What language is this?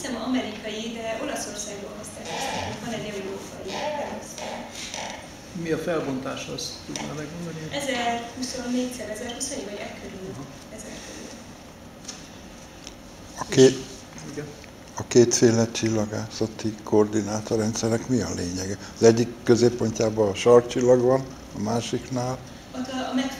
Hungarian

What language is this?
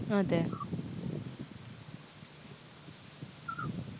Malayalam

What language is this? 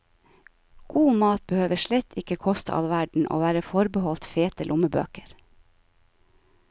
Norwegian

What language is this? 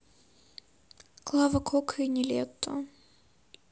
Russian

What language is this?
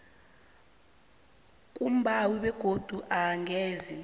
South Ndebele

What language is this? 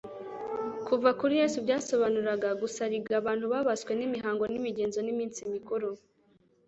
Kinyarwanda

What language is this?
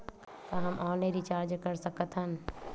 Chhattisgarhi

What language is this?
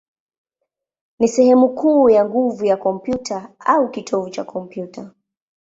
Swahili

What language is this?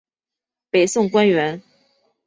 Chinese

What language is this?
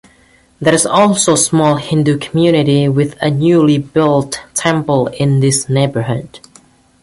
English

